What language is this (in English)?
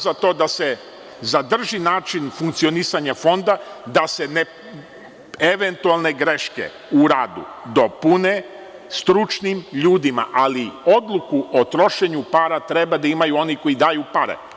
Serbian